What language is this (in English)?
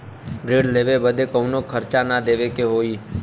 Bhojpuri